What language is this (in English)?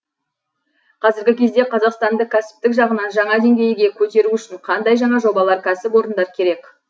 Kazakh